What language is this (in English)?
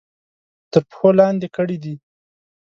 Pashto